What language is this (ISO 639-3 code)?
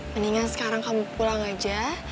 ind